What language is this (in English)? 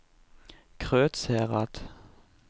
Norwegian